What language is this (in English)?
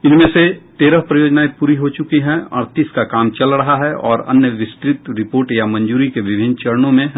Hindi